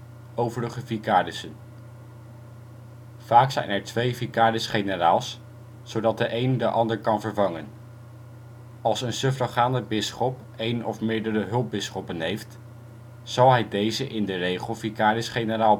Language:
Dutch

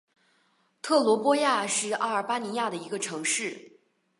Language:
Chinese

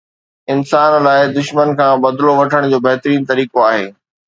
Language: Sindhi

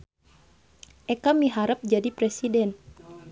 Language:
Sundanese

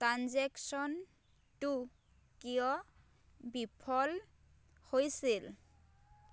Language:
Assamese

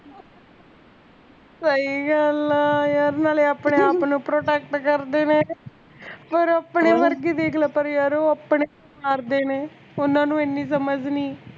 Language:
Punjabi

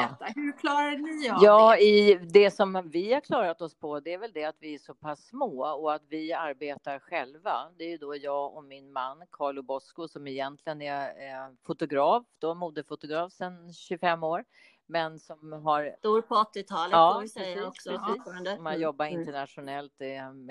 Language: Swedish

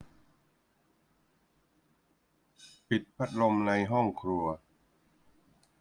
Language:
Thai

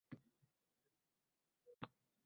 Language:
Uzbek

